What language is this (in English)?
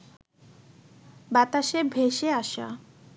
Bangla